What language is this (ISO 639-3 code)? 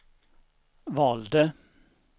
swe